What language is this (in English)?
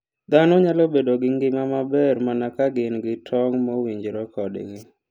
Luo (Kenya and Tanzania)